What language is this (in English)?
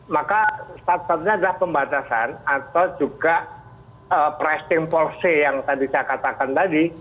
Indonesian